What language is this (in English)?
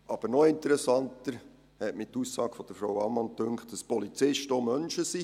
Swiss German